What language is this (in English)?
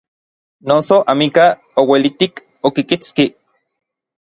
Orizaba Nahuatl